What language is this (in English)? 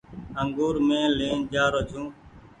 Goaria